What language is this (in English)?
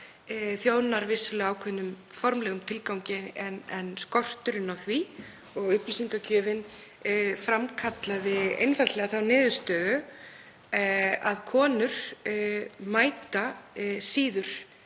Icelandic